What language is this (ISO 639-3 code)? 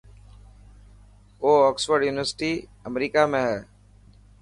mki